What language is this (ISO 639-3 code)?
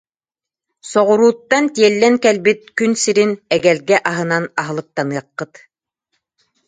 sah